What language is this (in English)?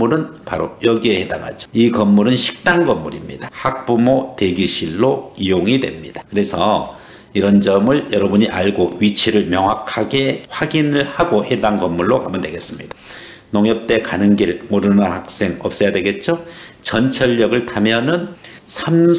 Korean